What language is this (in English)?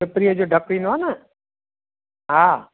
Sindhi